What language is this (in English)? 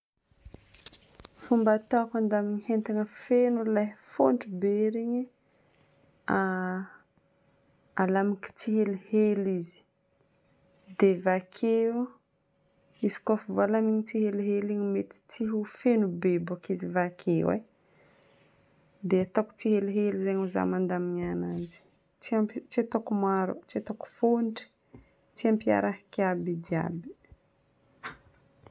Northern Betsimisaraka Malagasy